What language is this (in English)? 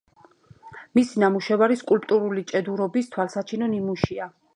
Georgian